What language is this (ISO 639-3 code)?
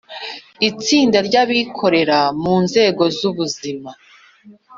kin